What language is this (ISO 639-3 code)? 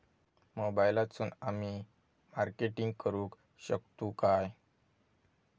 mar